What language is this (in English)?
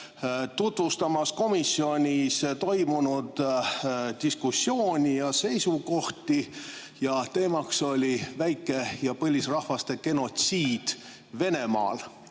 Estonian